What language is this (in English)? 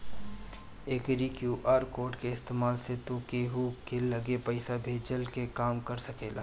Bhojpuri